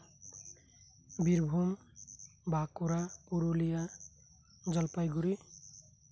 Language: Santali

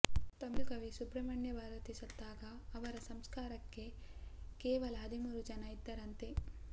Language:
Kannada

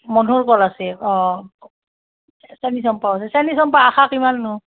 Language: Assamese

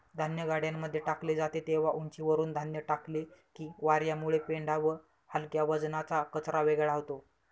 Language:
Marathi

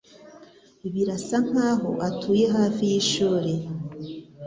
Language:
Kinyarwanda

